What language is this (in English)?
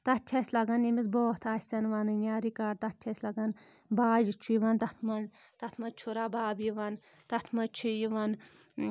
Kashmiri